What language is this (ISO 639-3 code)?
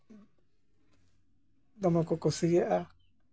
sat